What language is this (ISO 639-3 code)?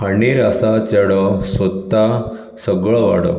kok